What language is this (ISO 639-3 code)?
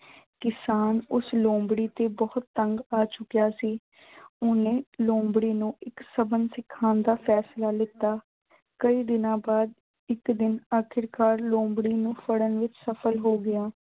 pan